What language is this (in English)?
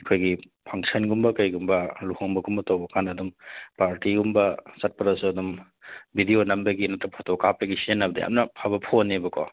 Manipuri